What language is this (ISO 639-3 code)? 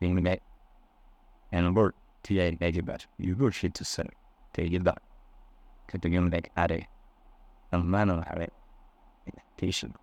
dzg